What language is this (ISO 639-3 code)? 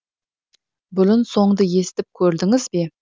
kaz